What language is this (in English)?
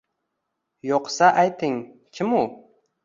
Uzbek